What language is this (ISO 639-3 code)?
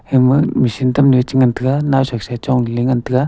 nnp